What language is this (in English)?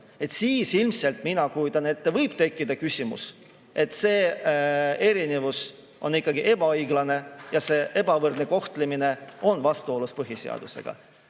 Estonian